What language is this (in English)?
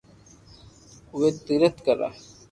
Loarki